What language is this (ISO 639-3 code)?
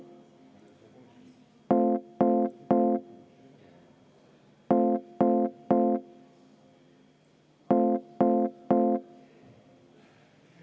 est